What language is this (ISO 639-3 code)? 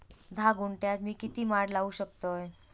mar